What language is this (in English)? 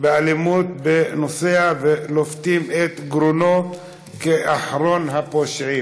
Hebrew